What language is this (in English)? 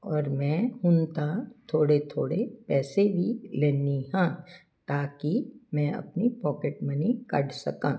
Punjabi